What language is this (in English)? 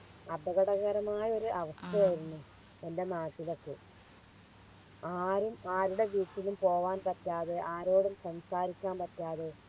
Malayalam